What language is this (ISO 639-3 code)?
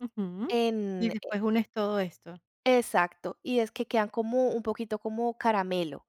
spa